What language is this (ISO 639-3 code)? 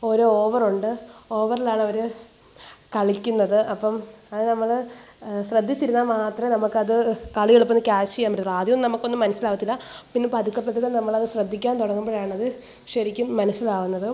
mal